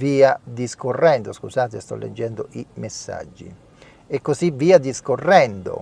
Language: Italian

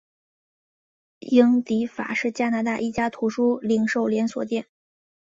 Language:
Chinese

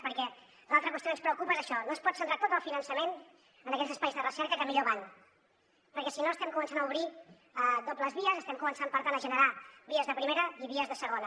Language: Catalan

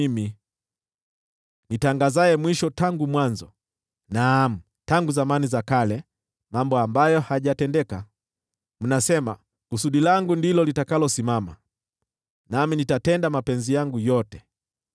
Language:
Swahili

